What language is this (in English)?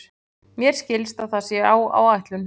Icelandic